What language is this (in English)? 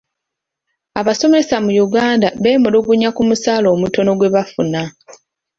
Ganda